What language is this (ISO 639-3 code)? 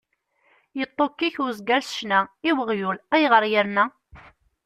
kab